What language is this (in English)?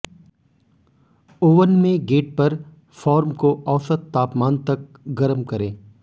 Hindi